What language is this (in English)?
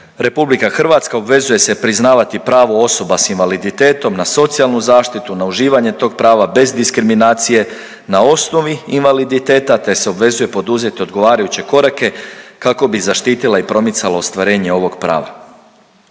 Croatian